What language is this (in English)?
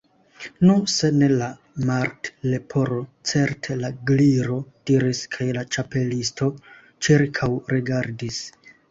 Esperanto